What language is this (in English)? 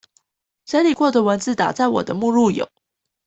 Chinese